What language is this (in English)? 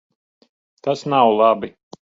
Latvian